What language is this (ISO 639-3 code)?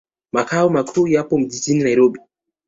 swa